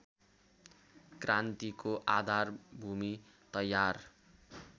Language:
Nepali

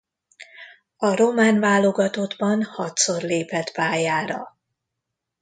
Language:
Hungarian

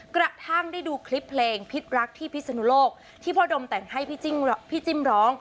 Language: Thai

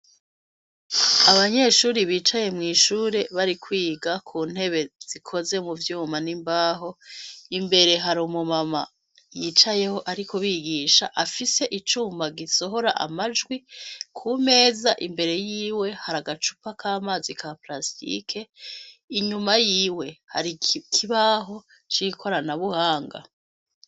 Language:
Rundi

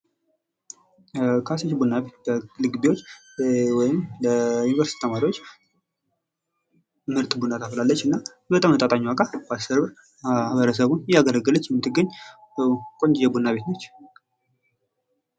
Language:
Amharic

